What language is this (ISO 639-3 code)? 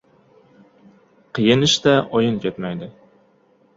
uzb